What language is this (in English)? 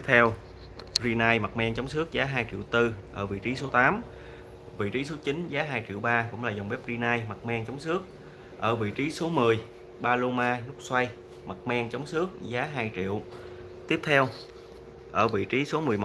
Vietnamese